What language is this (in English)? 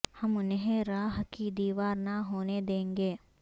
Urdu